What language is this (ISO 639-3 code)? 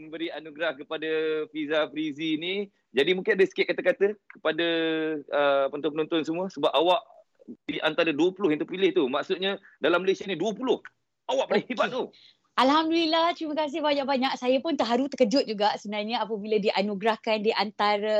msa